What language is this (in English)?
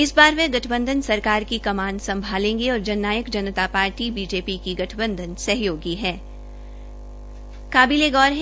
Hindi